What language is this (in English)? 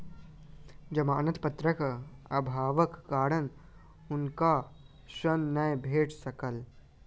Maithili